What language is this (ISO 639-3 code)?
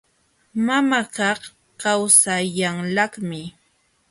qxw